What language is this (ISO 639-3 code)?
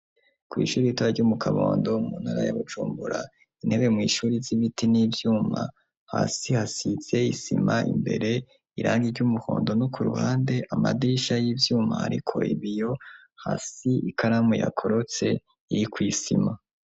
run